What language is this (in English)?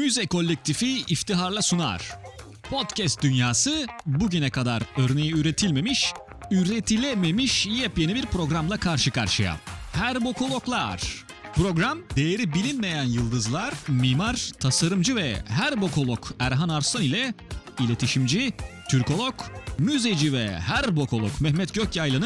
Turkish